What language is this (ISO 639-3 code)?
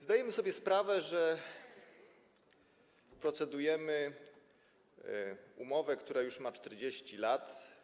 pol